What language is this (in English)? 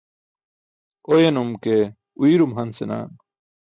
Burushaski